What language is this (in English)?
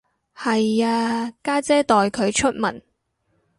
Cantonese